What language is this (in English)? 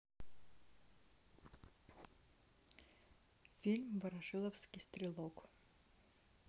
Russian